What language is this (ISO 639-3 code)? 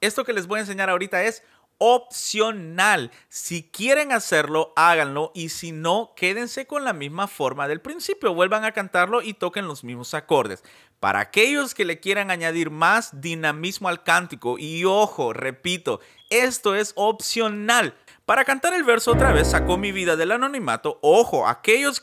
spa